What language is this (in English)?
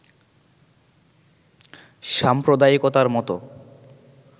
Bangla